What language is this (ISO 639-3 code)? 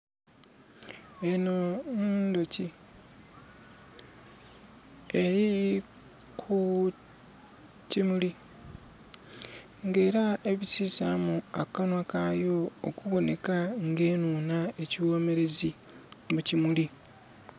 xog